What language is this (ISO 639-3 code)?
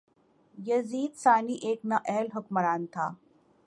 urd